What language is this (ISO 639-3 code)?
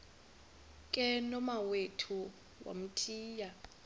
xho